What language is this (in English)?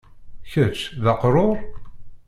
Kabyle